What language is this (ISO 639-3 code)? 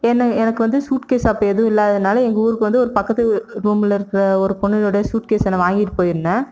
tam